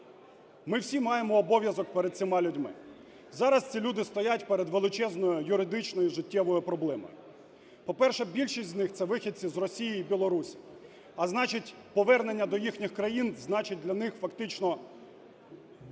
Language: Ukrainian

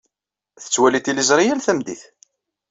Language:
Kabyle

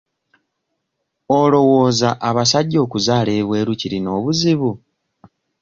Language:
Ganda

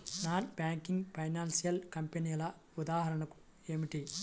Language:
Telugu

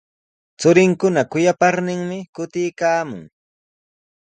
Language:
Sihuas Ancash Quechua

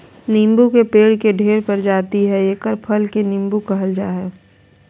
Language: Magahi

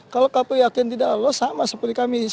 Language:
Indonesian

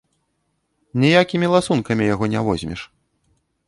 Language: Belarusian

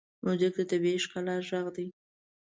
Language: Pashto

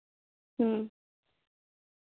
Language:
Santali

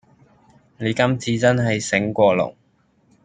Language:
Cantonese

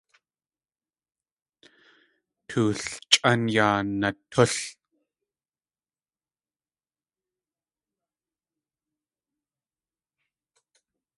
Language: Tlingit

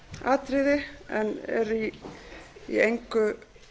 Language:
Icelandic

